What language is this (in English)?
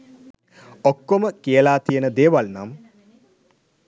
Sinhala